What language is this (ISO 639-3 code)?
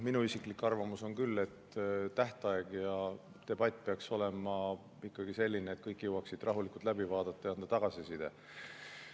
est